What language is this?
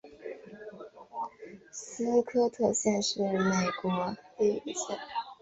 Chinese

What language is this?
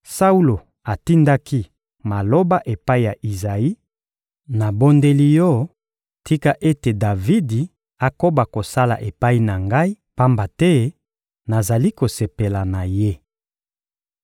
Lingala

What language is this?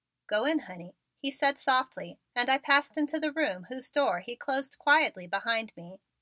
English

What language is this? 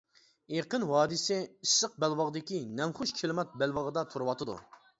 Uyghur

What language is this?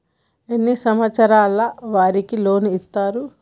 Telugu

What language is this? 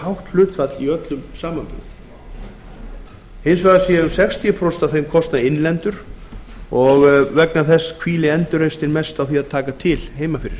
Icelandic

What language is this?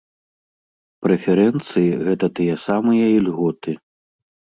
Belarusian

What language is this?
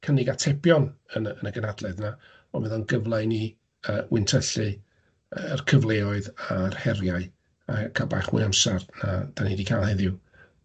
Welsh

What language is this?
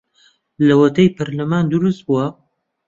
Central Kurdish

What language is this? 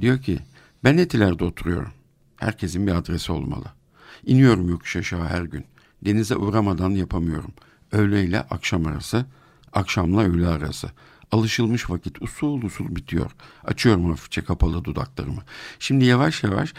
Turkish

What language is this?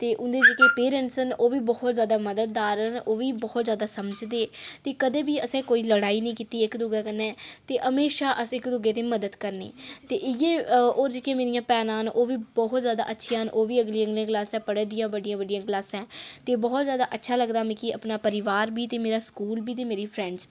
Dogri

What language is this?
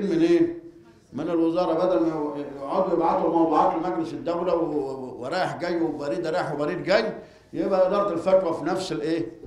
Arabic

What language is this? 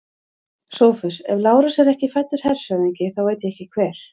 Icelandic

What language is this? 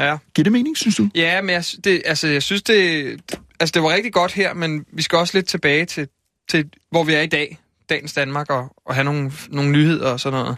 Danish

